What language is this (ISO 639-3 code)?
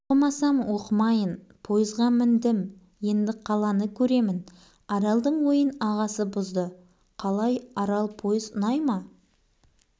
kaz